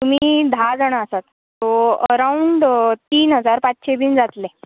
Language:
Konkani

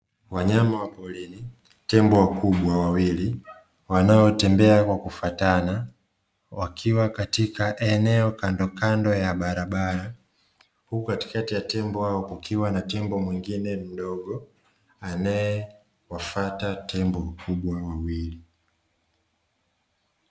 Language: Swahili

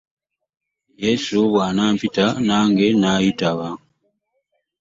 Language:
Ganda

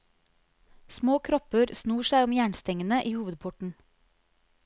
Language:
Norwegian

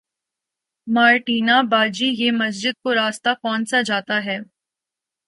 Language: Urdu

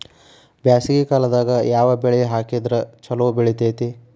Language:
Kannada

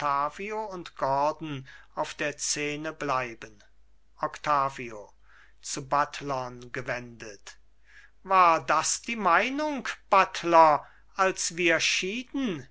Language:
German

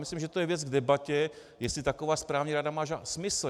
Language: Czech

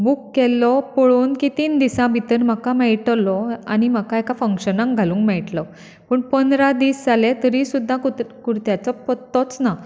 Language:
Konkani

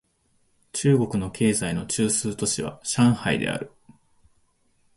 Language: Japanese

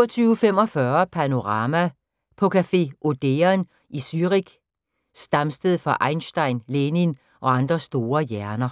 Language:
Danish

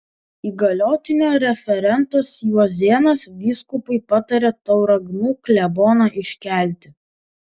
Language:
Lithuanian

